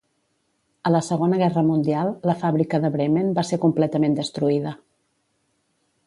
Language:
Catalan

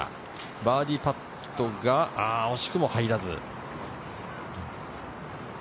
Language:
Japanese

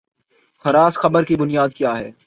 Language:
Urdu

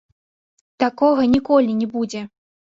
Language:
Belarusian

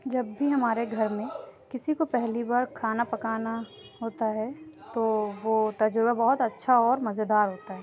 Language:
Urdu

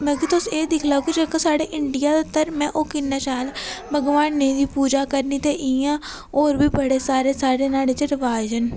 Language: Dogri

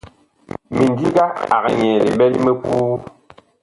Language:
Bakoko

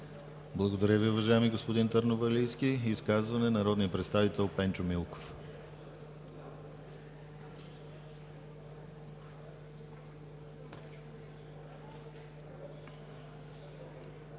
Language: Bulgarian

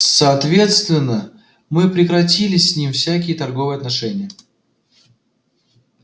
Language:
Russian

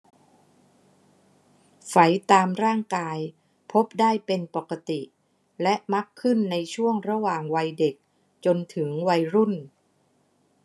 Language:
Thai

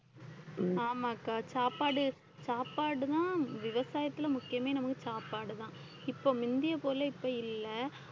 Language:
Tamil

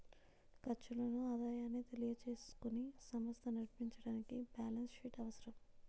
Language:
Telugu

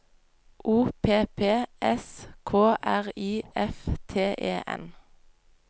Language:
Norwegian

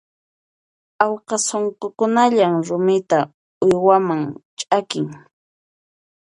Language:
Puno Quechua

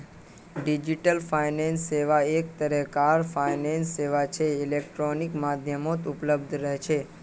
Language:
Magahi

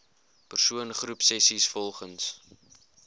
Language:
Afrikaans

